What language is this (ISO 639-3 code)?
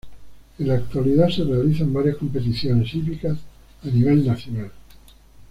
spa